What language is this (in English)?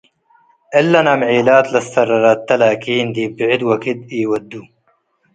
Tigre